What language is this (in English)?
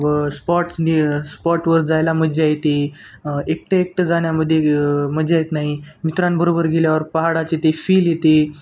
Marathi